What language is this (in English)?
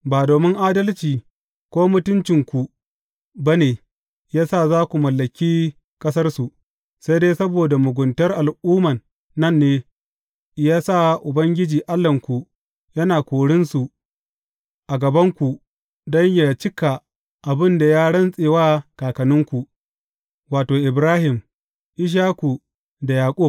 Hausa